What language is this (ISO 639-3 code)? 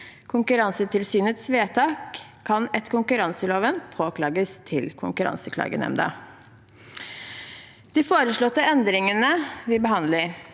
nor